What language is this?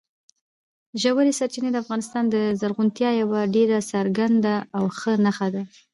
Pashto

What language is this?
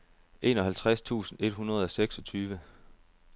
Danish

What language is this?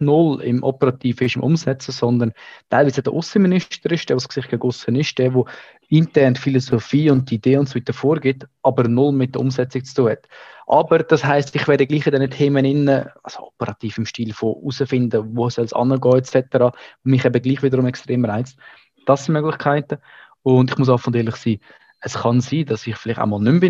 German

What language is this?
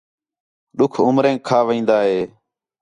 Khetrani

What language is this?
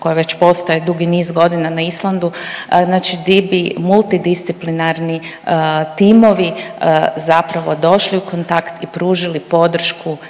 Croatian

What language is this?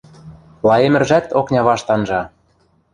Western Mari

